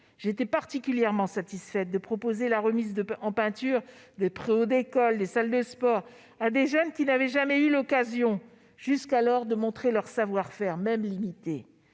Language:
French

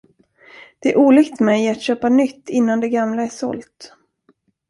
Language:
Swedish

